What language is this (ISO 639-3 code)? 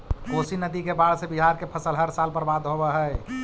mag